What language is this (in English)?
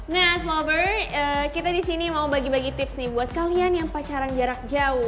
Indonesian